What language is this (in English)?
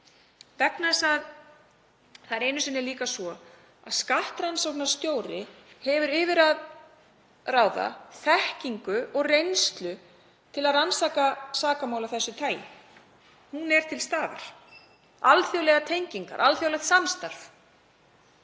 Icelandic